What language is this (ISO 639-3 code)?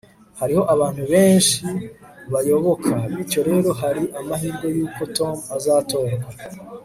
kin